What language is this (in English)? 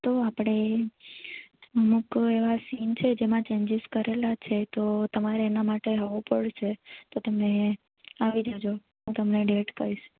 Gujarati